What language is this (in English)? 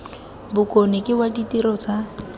Tswana